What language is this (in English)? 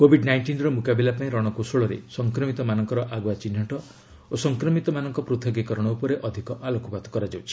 Odia